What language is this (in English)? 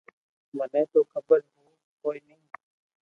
Loarki